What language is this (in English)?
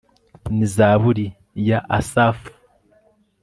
Kinyarwanda